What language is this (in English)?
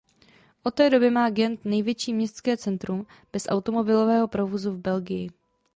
Czech